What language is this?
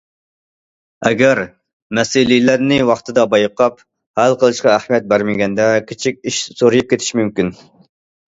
Uyghur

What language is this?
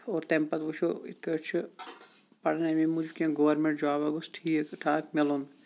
Kashmiri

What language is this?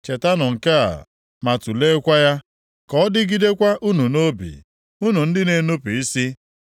Igbo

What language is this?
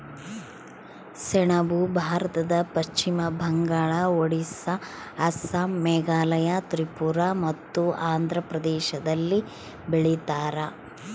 Kannada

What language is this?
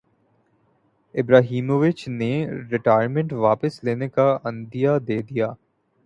Urdu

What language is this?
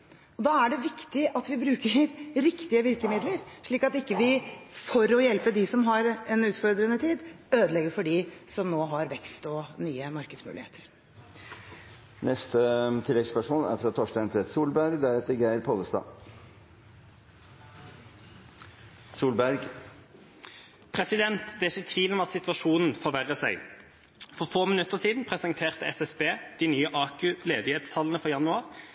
Norwegian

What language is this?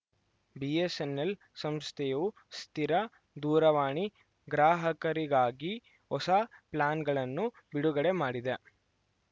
Kannada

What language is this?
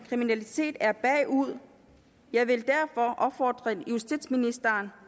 Danish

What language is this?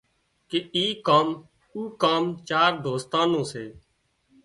Wadiyara Koli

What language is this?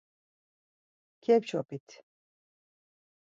Laz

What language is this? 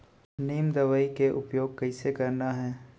Chhattisgarhi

